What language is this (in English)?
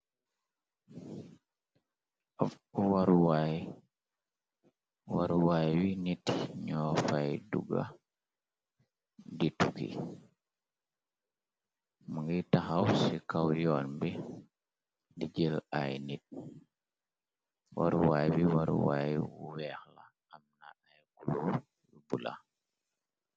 Wolof